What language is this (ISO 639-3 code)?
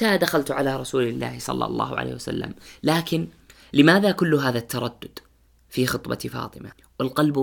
ara